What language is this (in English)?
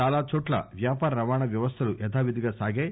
Telugu